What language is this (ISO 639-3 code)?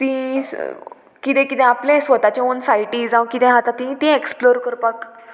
kok